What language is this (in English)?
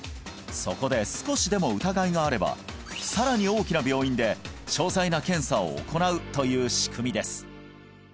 Japanese